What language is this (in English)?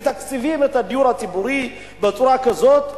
Hebrew